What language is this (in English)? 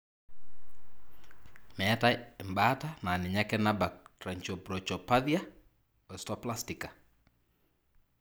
Masai